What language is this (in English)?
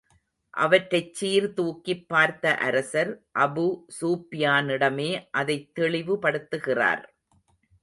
Tamil